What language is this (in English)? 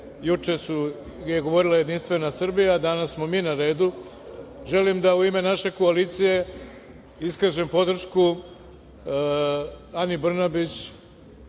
Serbian